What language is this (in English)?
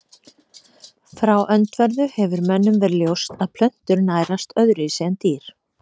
Icelandic